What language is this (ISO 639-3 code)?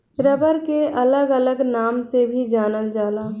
bho